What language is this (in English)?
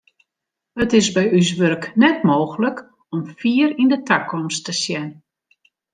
Western Frisian